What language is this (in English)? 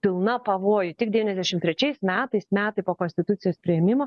Lithuanian